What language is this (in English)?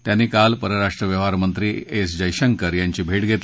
Marathi